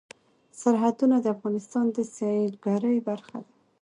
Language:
Pashto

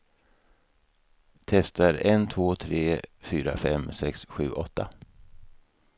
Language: Swedish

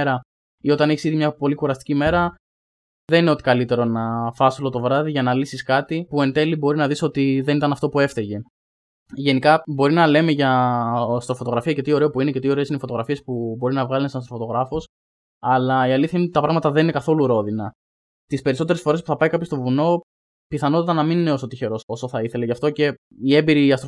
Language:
Greek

